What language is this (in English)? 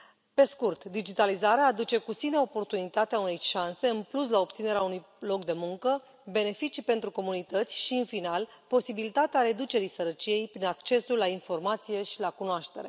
Romanian